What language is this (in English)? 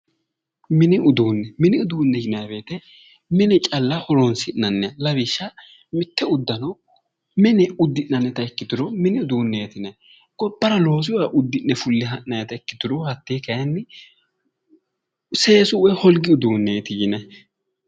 Sidamo